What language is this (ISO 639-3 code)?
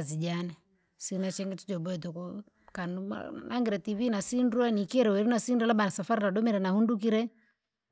lag